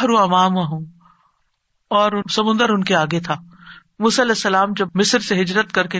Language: Urdu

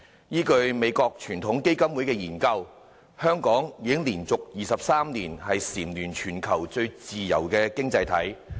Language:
Cantonese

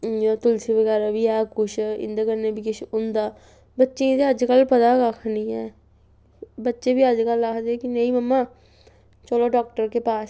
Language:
Dogri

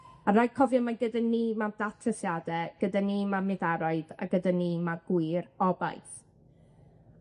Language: Welsh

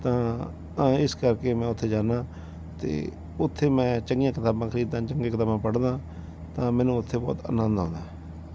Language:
Punjabi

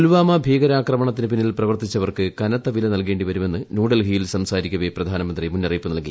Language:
Malayalam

